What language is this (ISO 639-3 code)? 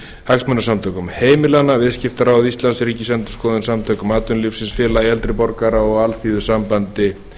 isl